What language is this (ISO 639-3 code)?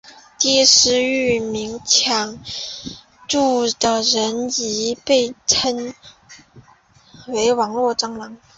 zho